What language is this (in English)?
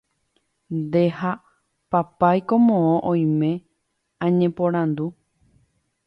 Guarani